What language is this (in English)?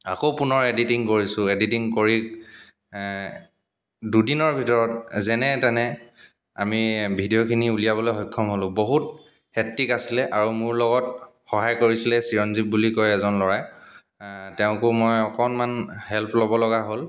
Assamese